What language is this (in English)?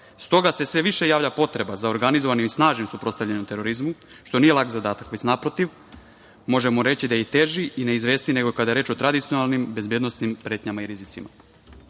Serbian